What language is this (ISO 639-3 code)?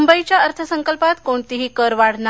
mar